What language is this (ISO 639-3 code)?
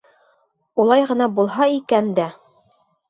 bak